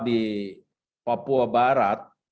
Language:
Indonesian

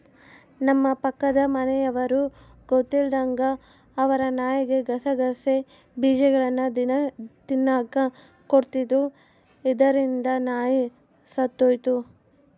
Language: Kannada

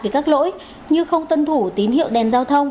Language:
Vietnamese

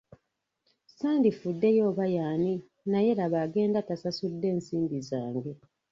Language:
Ganda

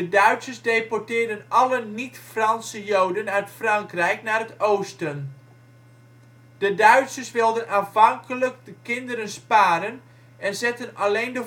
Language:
Dutch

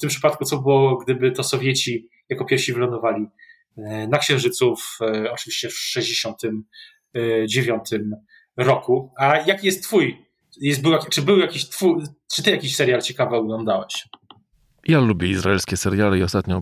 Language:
Polish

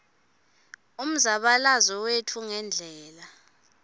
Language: Swati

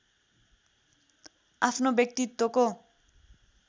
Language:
Nepali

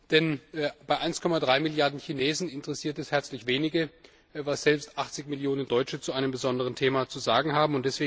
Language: German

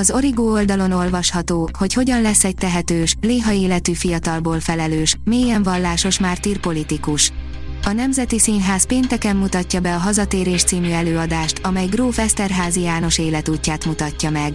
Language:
Hungarian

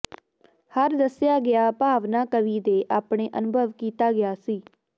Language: Punjabi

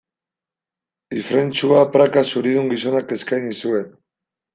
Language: Basque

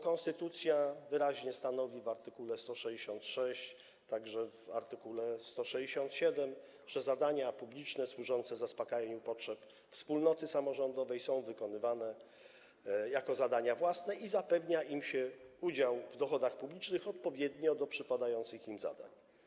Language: Polish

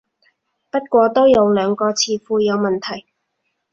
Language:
Cantonese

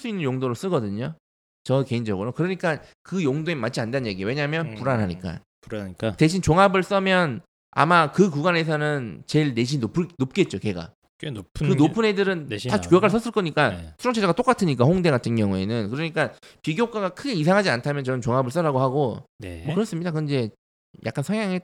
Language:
Korean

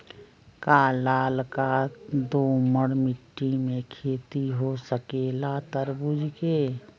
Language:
Magahi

